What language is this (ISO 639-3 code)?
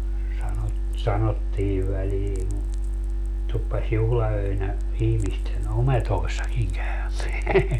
fin